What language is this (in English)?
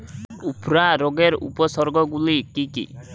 Bangla